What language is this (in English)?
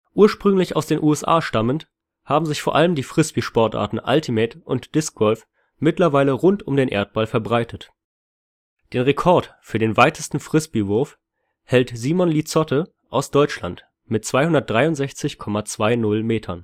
German